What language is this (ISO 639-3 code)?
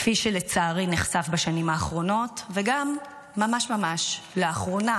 heb